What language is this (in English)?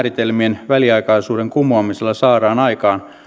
Finnish